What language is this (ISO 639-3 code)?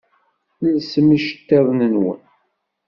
kab